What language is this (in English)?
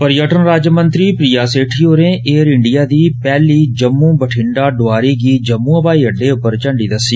Dogri